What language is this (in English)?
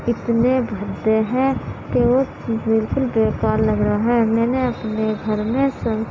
Urdu